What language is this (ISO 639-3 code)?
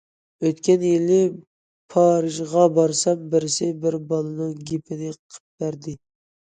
uig